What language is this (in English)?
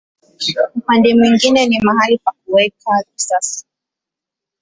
Swahili